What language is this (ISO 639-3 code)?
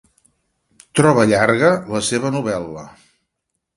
cat